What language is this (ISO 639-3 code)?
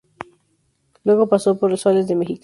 spa